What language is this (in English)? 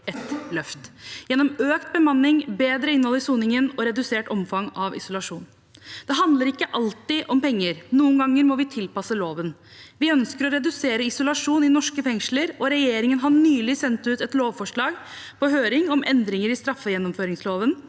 Norwegian